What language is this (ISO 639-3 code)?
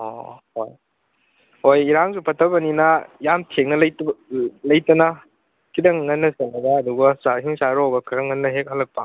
mni